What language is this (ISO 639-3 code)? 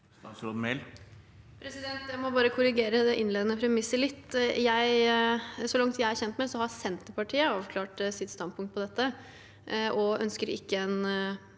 nor